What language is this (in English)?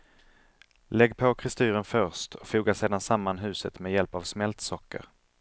Swedish